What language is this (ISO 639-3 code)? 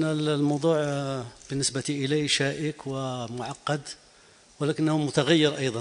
ara